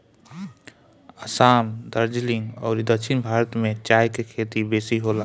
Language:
Bhojpuri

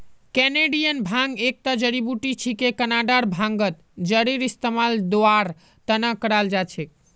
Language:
Magahi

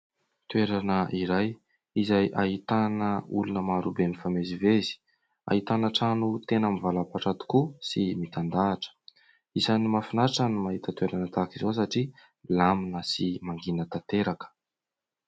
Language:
Malagasy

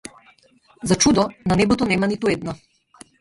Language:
Macedonian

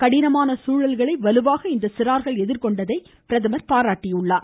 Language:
Tamil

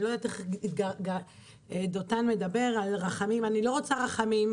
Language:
Hebrew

